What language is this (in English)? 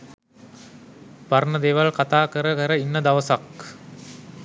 Sinhala